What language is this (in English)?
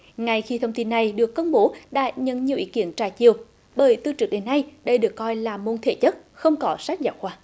Vietnamese